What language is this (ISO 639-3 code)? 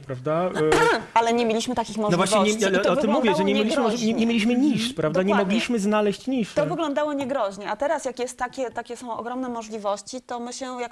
pol